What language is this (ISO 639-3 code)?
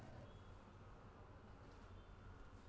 kan